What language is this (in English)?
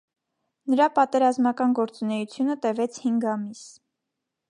Armenian